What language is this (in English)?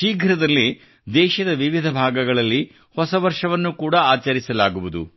Kannada